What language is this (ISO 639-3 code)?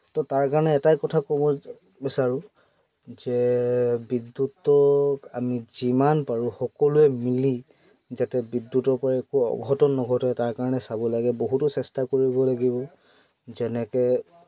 asm